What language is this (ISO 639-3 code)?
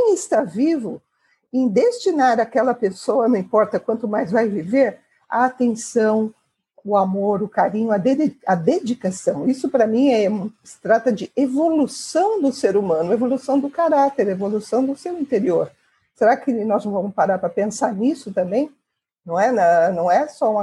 por